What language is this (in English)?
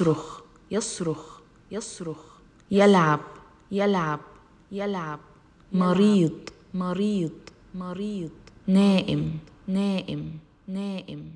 Arabic